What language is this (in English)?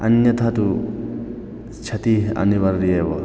Sanskrit